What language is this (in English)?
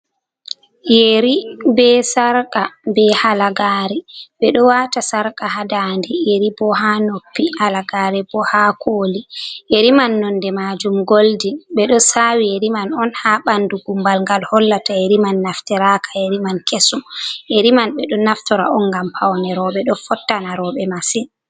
Fula